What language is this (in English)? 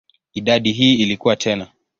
Swahili